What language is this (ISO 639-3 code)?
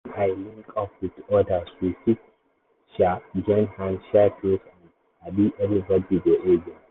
pcm